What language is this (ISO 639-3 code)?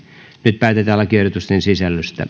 fin